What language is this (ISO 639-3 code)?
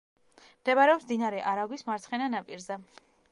kat